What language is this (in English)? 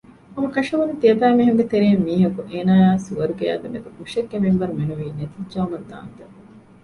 Divehi